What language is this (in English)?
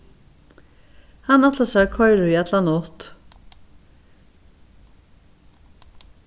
Faroese